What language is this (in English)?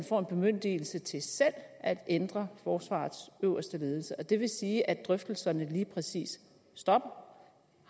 Danish